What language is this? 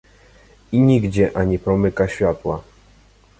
Polish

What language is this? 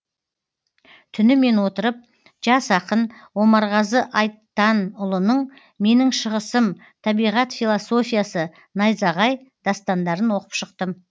Kazakh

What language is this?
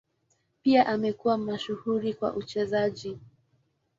Swahili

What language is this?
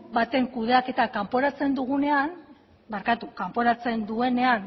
Basque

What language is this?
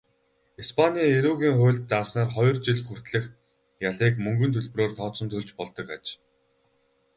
Mongolian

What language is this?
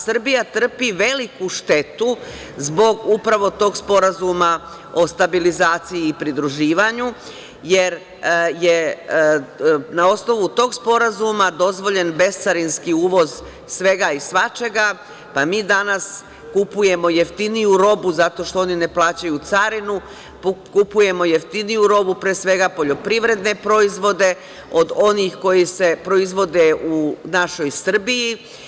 Serbian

